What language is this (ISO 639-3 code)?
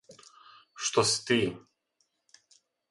srp